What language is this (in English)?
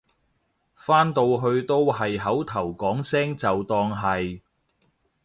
Cantonese